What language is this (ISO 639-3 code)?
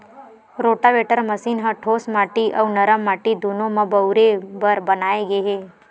hne